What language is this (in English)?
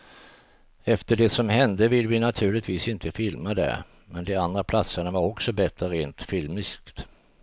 Swedish